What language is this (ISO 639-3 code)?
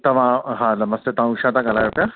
snd